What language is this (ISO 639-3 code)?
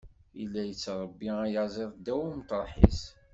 kab